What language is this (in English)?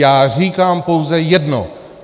Czech